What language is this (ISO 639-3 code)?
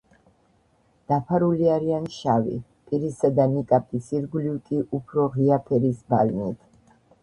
kat